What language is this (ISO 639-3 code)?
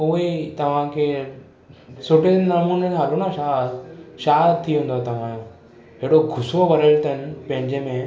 snd